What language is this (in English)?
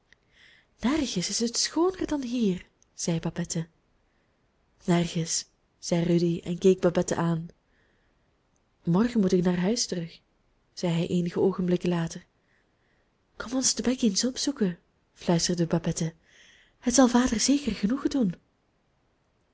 Dutch